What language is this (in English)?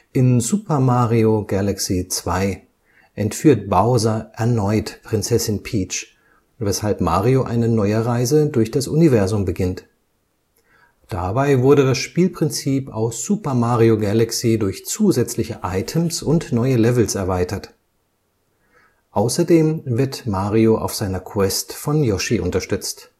German